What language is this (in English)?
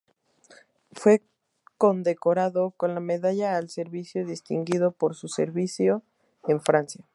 Spanish